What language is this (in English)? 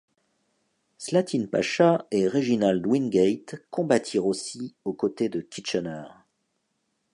French